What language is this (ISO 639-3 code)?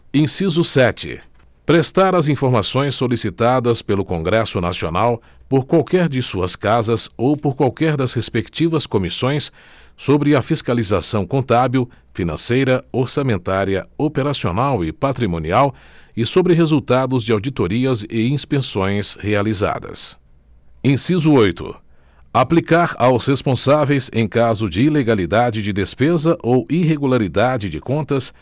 por